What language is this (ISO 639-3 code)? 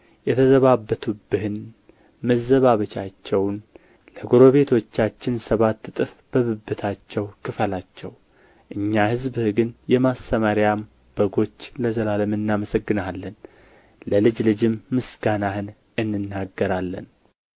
amh